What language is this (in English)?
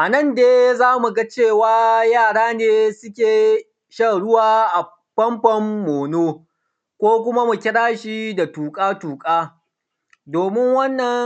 Hausa